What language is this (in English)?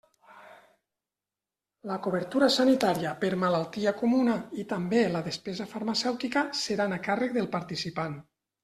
Catalan